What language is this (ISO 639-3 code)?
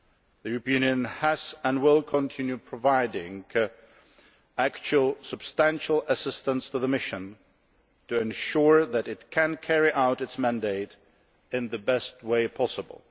eng